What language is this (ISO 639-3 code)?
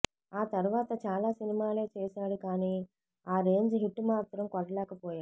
tel